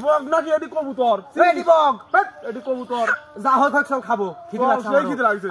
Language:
Arabic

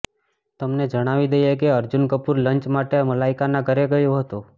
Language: Gujarati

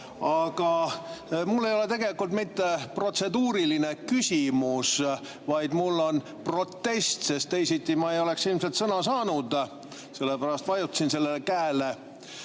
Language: Estonian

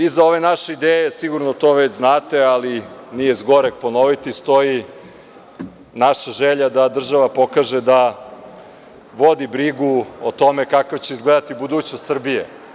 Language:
Serbian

